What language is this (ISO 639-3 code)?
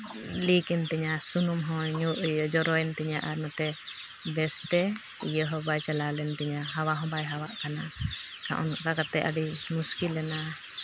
sat